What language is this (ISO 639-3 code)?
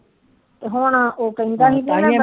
pan